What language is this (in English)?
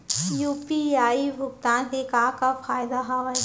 Chhattisgarhi